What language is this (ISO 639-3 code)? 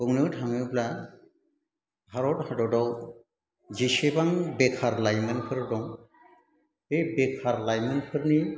brx